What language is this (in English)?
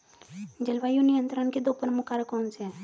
Hindi